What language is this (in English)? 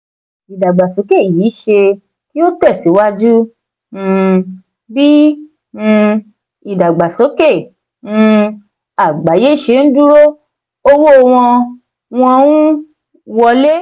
Yoruba